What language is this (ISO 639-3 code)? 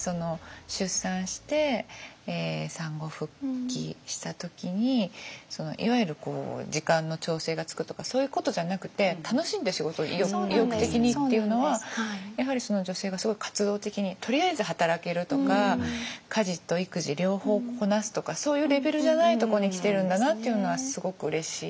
jpn